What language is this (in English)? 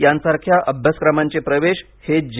Marathi